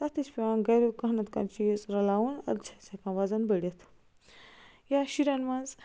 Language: Kashmiri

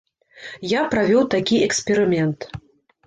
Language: Belarusian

